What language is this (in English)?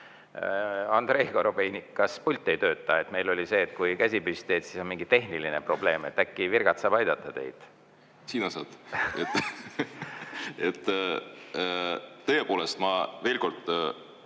Estonian